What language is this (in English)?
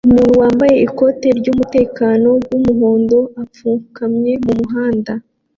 Kinyarwanda